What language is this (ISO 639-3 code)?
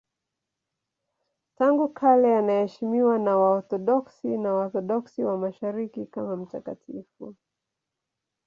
swa